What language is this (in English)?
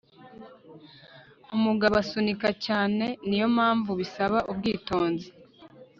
Kinyarwanda